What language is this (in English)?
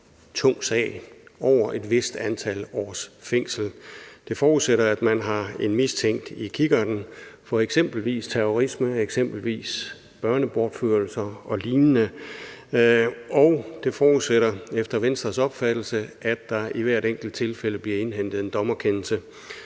Danish